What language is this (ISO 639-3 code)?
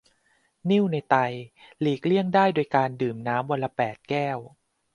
tha